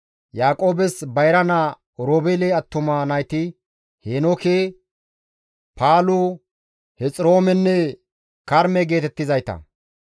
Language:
Gamo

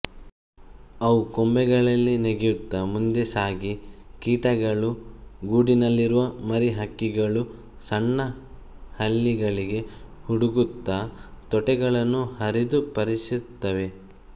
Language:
Kannada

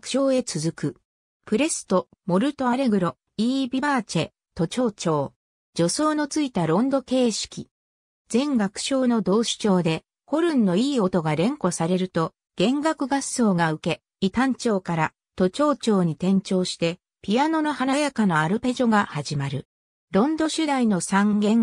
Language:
Japanese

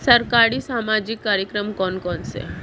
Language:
Hindi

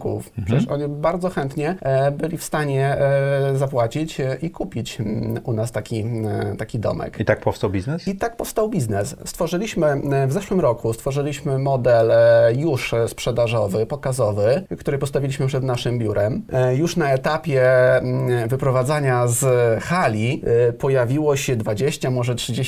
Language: Polish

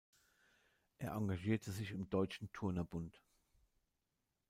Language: German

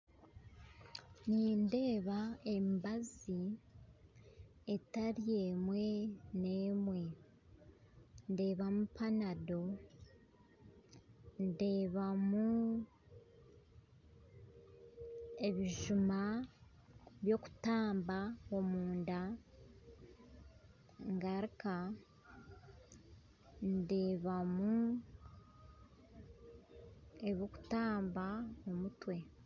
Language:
Nyankole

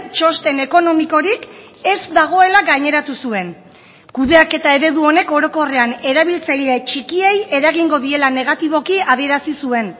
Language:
Basque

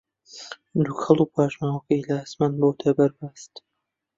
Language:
Central Kurdish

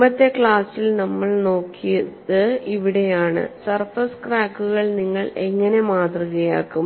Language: Malayalam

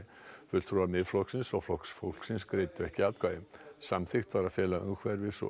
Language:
Icelandic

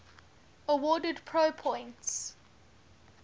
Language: English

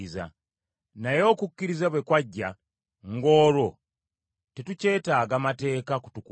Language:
Ganda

